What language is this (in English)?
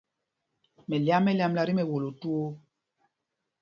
Mpumpong